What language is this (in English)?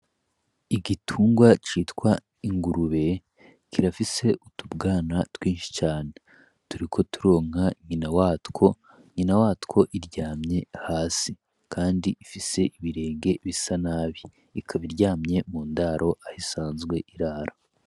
Rundi